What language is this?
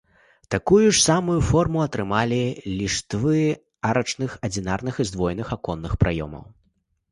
Belarusian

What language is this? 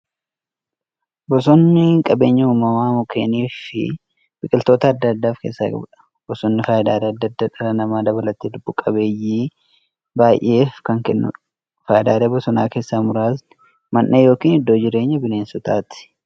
Oromo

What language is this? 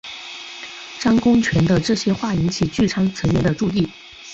Chinese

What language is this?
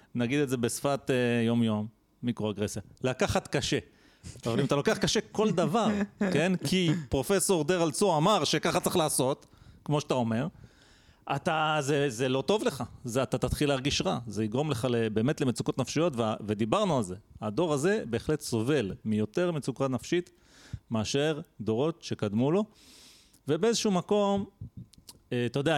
Hebrew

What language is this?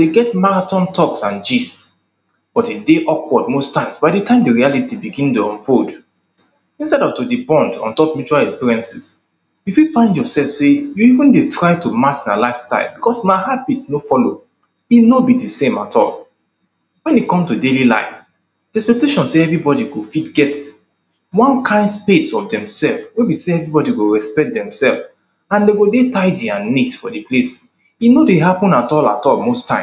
Nigerian Pidgin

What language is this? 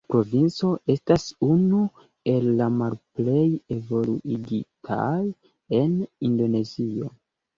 Esperanto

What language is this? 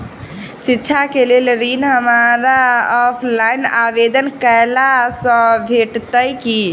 Maithili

